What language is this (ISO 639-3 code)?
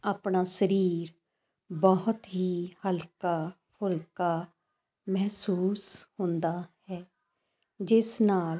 pan